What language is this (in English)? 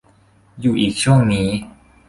Thai